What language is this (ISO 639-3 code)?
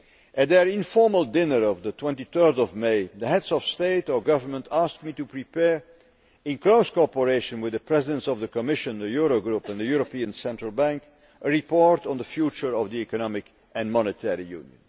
eng